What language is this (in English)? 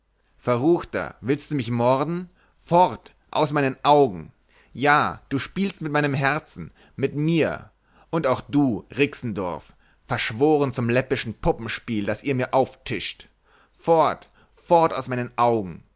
German